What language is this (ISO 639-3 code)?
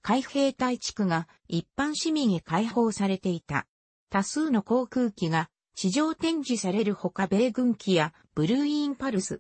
jpn